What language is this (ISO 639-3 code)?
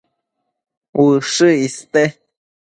mcf